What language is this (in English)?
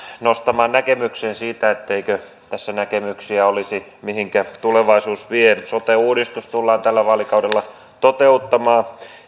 Finnish